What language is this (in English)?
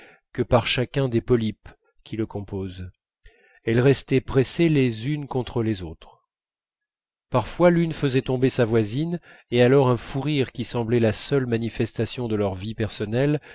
French